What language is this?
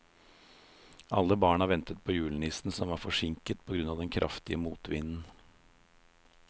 Norwegian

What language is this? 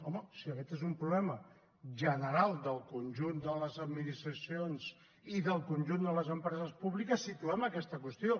Catalan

